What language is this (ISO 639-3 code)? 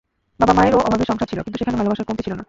ben